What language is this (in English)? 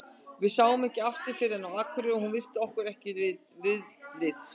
Icelandic